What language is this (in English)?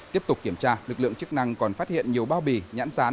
Vietnamese